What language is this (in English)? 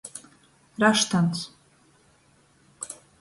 Latgalian